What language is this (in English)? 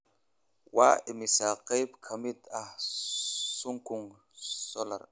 Somali